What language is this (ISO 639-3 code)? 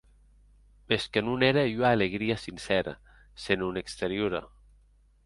oci